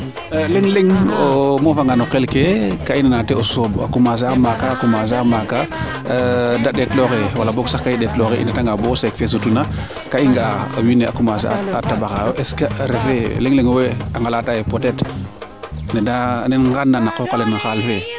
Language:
Serer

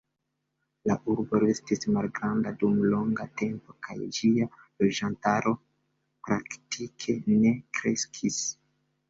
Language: Esperanto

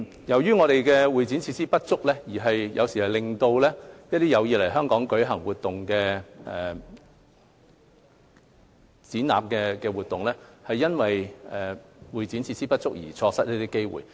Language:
Cantonese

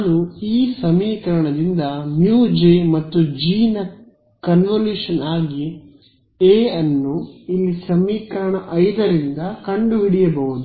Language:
Kannada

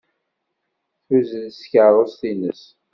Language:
Kabyle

